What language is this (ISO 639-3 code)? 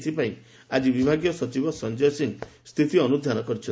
ori